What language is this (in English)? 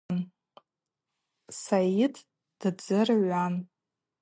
Abaza